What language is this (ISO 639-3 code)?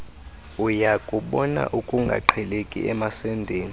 xho